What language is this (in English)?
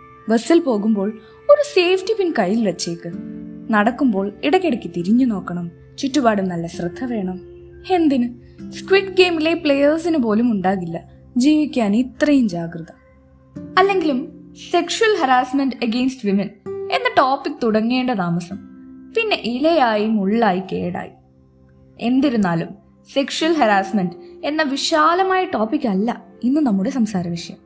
Malayalam